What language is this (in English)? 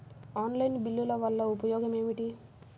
Telugu